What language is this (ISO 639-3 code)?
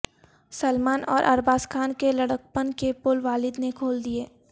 urd